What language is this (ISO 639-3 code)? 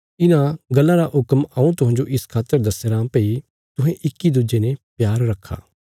kfs